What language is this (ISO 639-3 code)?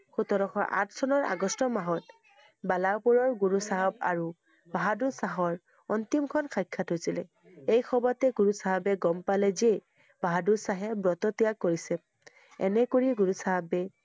asm